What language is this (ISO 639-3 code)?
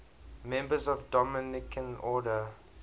eng